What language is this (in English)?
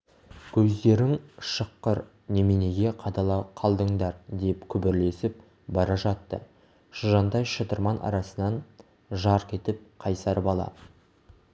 Kazakh